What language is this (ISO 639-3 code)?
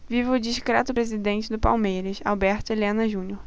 por